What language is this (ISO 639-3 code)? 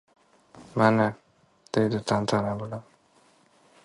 uzb